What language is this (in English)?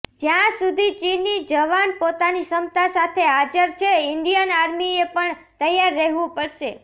Gujarati